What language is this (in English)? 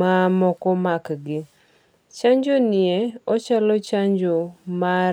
Luo (Kenya and Tanzania)